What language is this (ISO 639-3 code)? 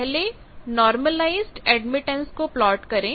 hin